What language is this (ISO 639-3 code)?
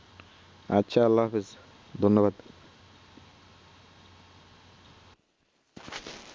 ben